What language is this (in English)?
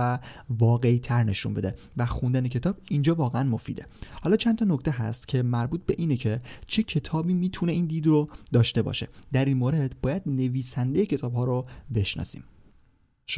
Persian